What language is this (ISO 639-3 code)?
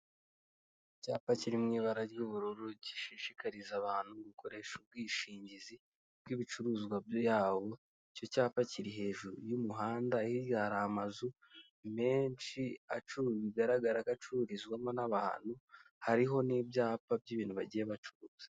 kin